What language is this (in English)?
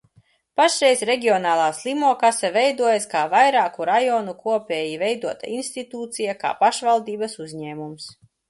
Latvian